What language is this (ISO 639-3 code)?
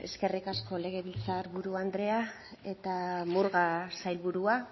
eus